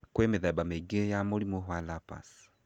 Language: Kikuyu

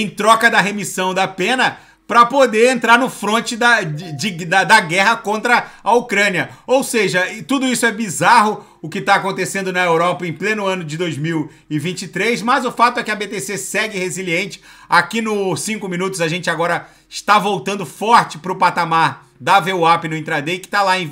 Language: Portuguese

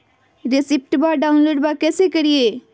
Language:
Magahi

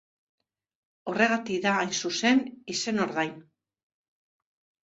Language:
Basque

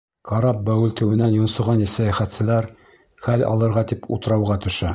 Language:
Bashkir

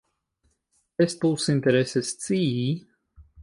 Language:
Esperanto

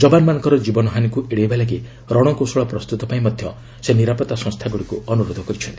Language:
Odia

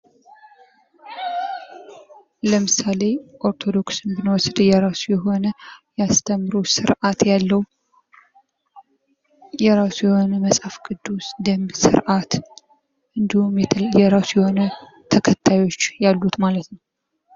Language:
Amharic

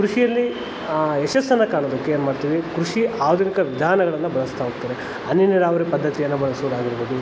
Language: Kannada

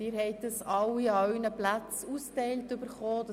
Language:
Swiss German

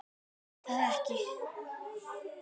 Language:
Icelandic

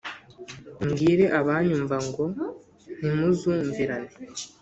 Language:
Kinyarwanda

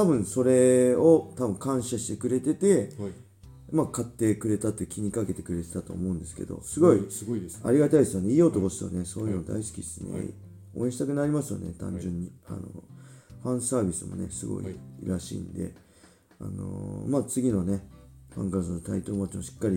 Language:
Japanese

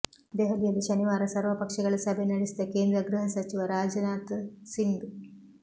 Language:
Kannada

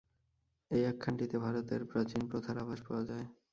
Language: Bangla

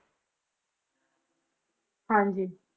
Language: Punjabi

